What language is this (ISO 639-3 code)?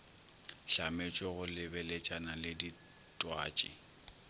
nso